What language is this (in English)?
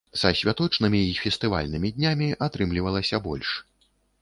Belarusian